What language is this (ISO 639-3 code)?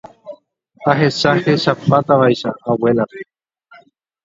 grn